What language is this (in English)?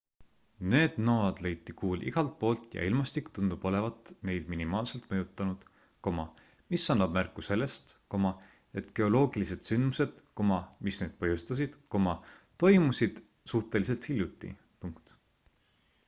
Estonian